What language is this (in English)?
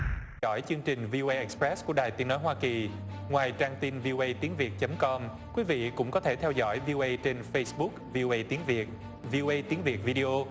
Vietnamese